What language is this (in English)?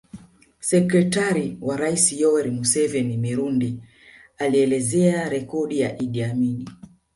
Swahili